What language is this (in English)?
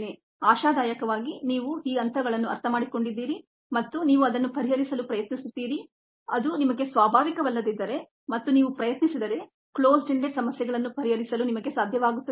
Kannada